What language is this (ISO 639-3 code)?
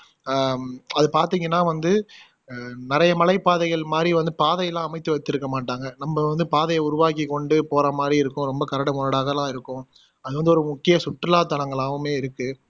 tam